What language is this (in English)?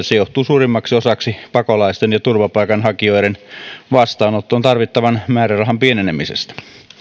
Finnish